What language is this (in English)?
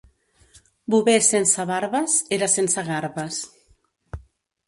Catalan